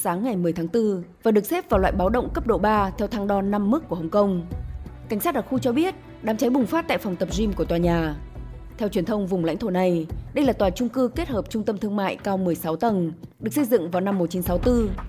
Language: Vietnamese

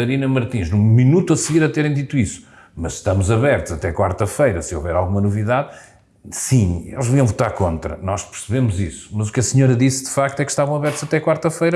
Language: Portuguese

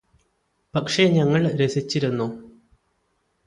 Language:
Malayalam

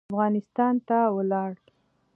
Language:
Pashto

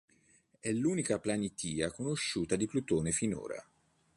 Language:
Italian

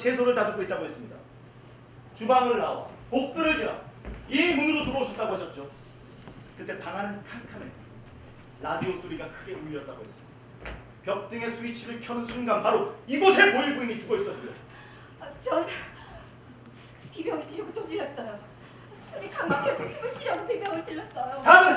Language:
Korean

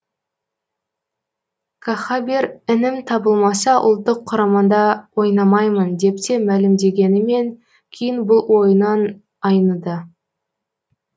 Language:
Kazakh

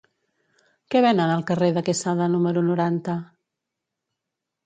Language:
Catalan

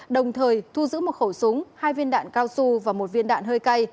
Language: Vietnamese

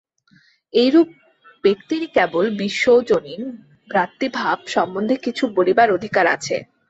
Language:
Bangla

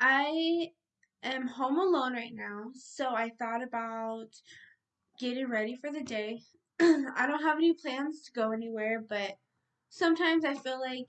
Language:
English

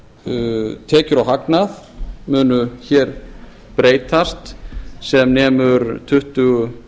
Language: Icelandic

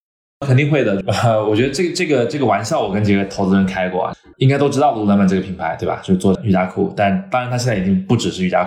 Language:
Chinese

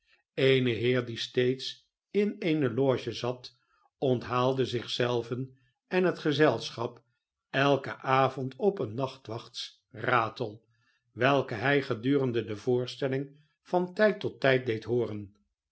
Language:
Dutch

